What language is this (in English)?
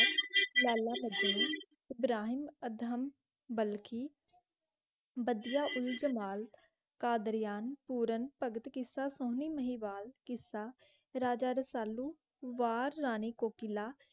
Punjabi